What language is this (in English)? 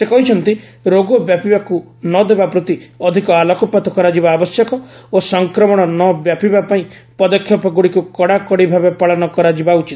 Odia